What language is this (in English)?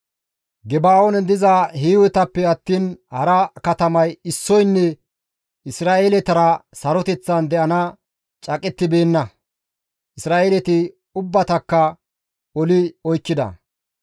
Gamo